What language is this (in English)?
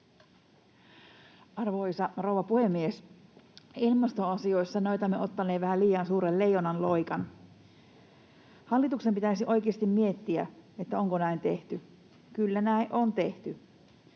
Finnish